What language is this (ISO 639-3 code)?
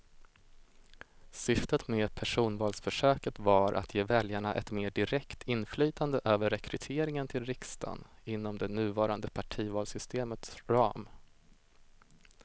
swe